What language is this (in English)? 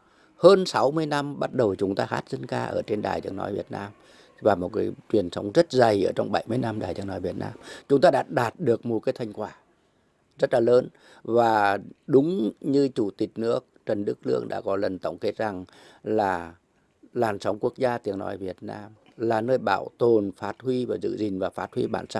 Vietnamese